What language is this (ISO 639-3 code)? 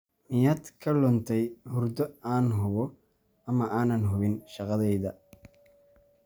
som